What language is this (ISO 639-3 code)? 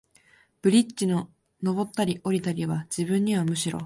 jpn